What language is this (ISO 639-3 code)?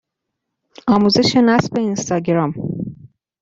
fas